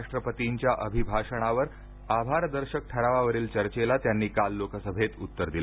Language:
Marathi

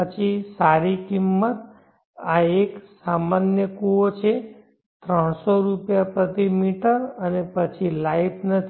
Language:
Gujarati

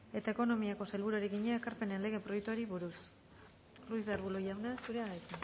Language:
Basque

